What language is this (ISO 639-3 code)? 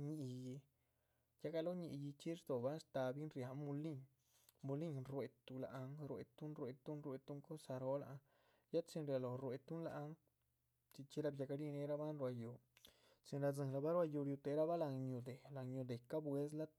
zpv